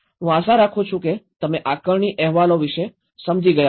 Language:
Gujarati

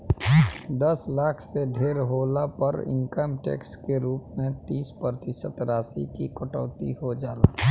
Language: Bhojpuri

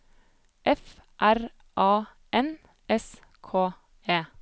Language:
Norwegian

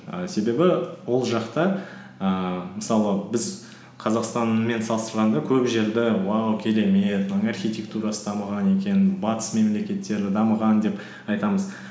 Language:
Kazakh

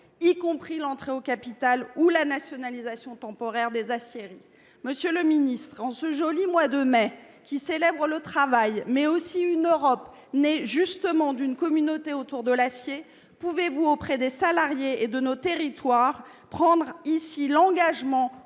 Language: French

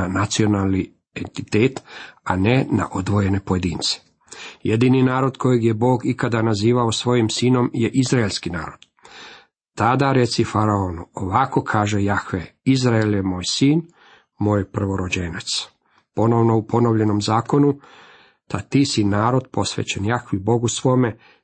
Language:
Croatian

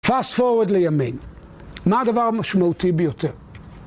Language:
Hebrew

